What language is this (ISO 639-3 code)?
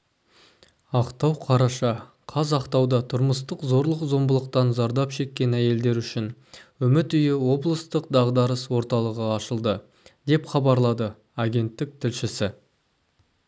kaz